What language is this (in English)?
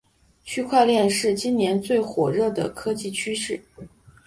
Chinese